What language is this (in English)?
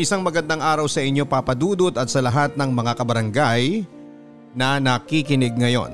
Filipino